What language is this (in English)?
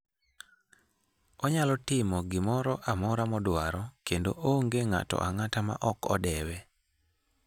Luo (Kenya and Tanzania)